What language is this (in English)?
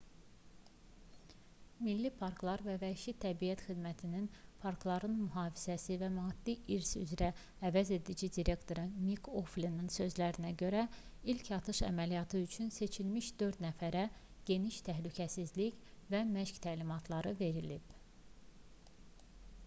Azerbaijani